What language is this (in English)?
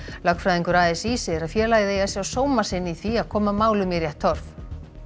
Icelandic